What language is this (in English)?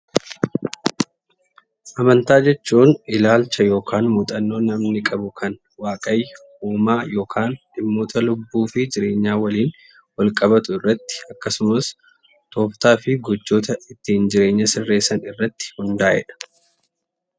Oromo